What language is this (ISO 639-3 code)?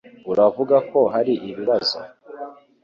kin